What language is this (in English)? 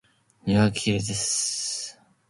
Japanese